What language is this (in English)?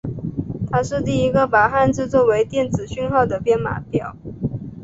Chinese